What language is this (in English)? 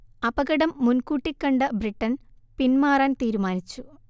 Malayalam